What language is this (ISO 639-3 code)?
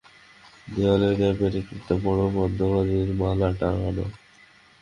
ben